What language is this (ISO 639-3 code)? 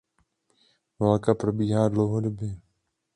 ces